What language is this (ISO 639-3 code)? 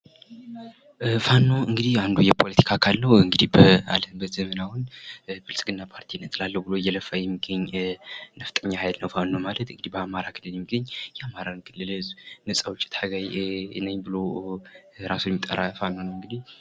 amh